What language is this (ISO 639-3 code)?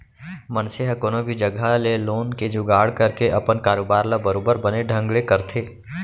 hne